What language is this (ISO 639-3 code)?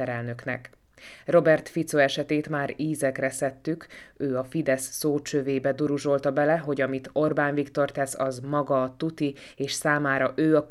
hun